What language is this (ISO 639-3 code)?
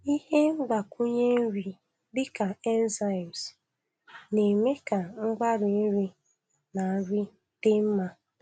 ibo